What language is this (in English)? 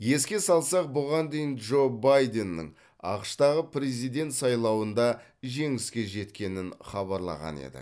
Kazakh